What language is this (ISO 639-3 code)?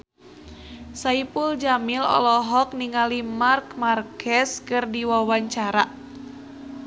sun